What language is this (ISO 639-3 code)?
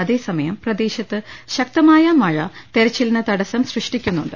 mal